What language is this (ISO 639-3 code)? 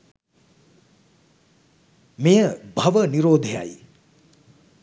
sin